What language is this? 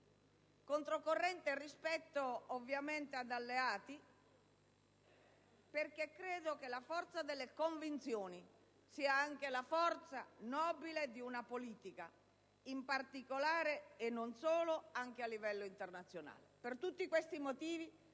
Italian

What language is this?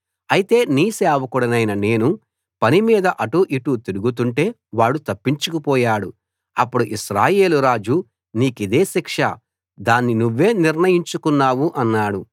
Telugu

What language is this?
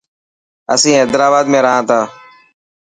Dhatki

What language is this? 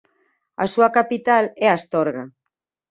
Galician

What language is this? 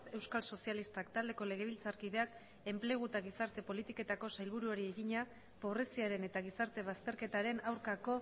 Basque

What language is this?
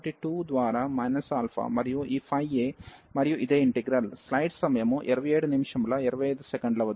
Telugu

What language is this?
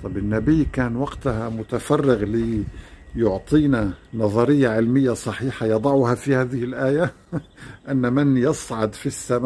Arabic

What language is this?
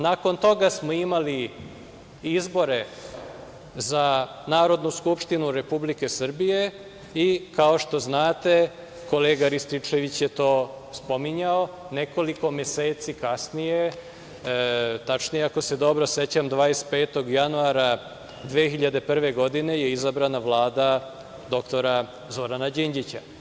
Serbian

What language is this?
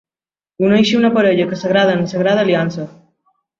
Catalan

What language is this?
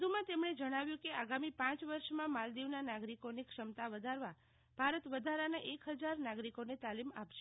Gujarati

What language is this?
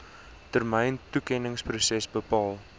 Afrikaans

